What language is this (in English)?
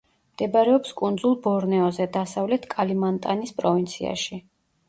Georgian